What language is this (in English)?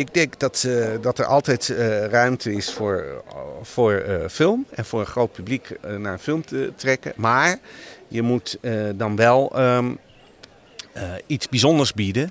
Dutch